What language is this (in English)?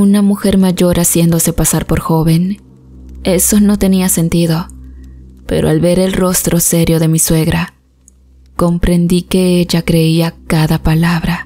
Spanish